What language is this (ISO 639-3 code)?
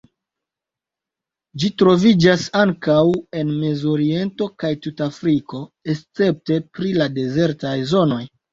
epo